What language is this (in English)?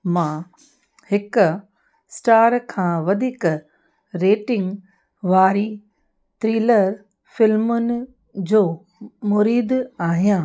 Sindhi